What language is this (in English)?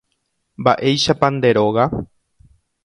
Guarani